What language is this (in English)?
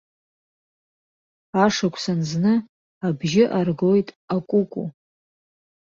Abkhazian